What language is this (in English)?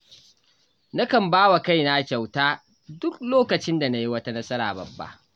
Hausa